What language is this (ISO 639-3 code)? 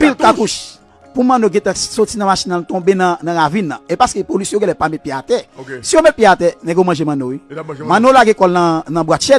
fra